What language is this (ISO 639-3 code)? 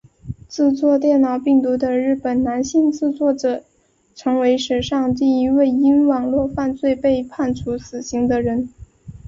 zho